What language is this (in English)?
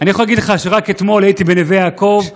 Hebrew